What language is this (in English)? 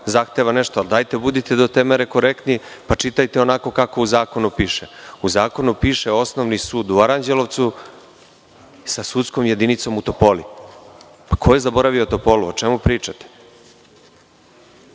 Serbian